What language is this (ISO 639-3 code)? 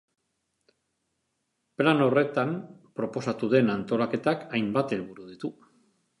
eus